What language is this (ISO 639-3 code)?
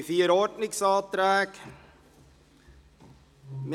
gsw